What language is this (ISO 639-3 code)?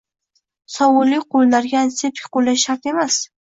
uzb